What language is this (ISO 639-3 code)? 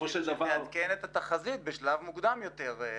heb